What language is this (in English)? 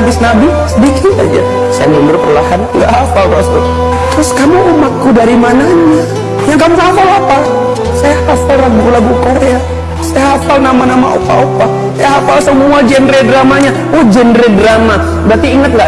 Indonesian